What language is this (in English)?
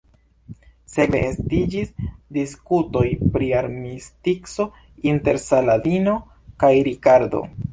Esperanto